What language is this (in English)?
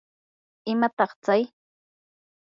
Yanahuanca Pasco Quechua